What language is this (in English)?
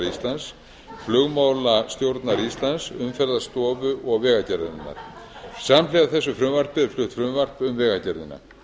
Icelandic